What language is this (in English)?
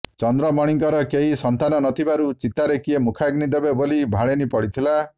Odia